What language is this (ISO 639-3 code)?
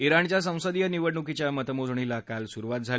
mar